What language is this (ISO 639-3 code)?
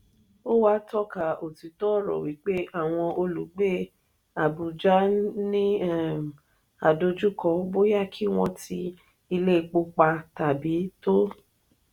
yor